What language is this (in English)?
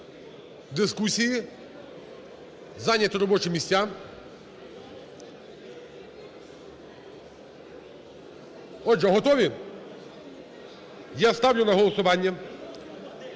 Ukrainian